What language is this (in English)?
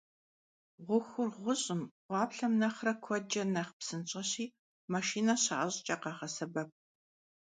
Kabardian